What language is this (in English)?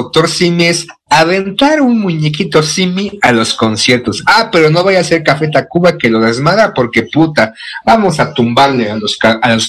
Spanish